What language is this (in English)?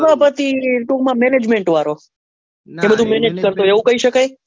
Gujarati